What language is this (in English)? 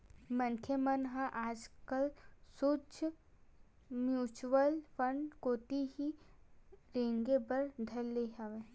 Chhattisgarhi